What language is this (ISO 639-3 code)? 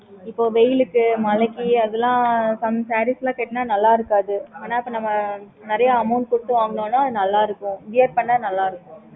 tam